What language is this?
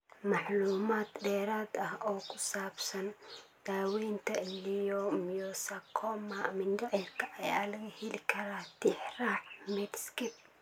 Somali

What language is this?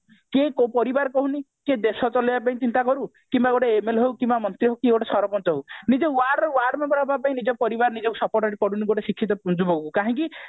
Odia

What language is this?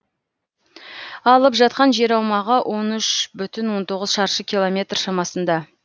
Kazakh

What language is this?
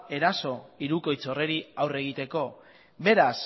Basque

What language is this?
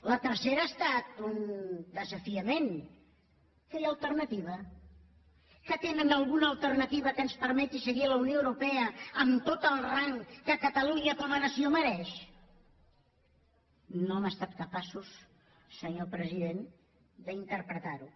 Catalan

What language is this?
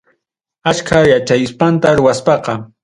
Ayacucho Quechua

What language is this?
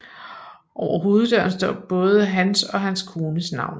Danish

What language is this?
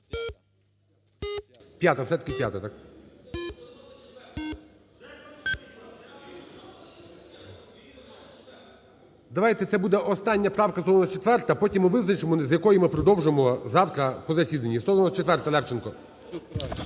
Ukrainian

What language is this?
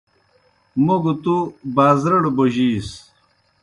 Kohistani Shina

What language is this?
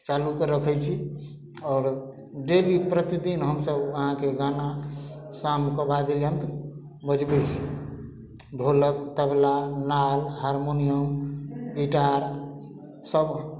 Maithili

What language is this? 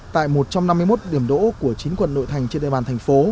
Vietnamese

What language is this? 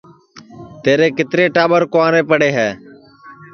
Sansi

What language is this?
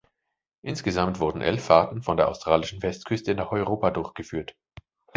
German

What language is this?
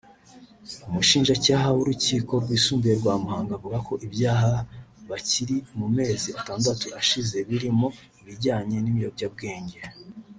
Kinyarwanda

